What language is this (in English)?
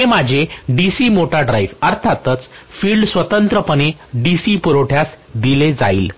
Marathi